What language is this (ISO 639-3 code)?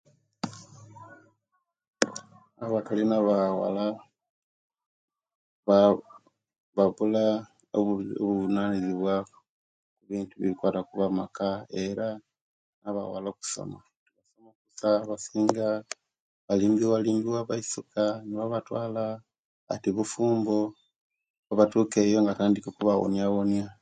lke